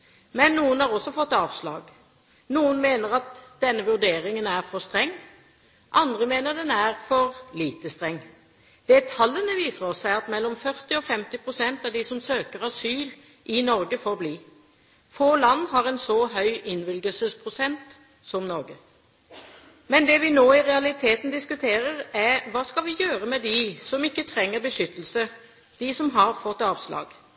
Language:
Norwegian Bokmål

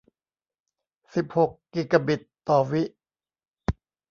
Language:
Thai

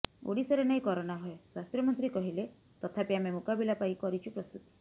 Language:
Odia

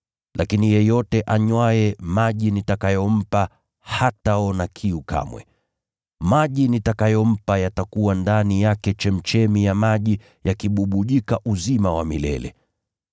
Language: Swahili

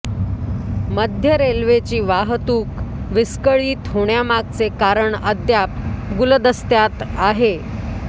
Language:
Marathi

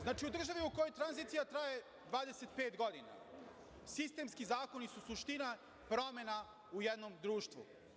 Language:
Serbian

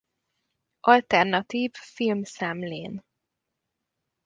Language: Hungarian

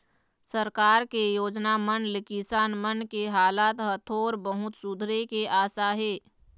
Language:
Chhattisgarhi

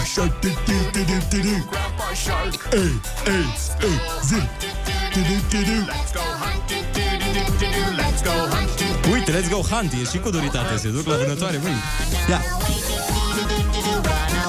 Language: Romanian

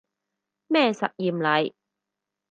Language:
Cantonese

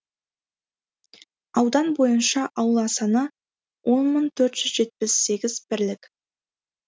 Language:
Kazakh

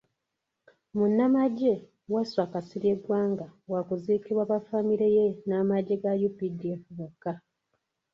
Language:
Ganda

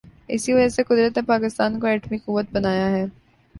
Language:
Urdu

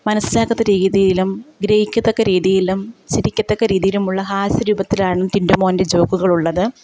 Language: Malayalam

